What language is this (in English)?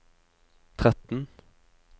Norwegian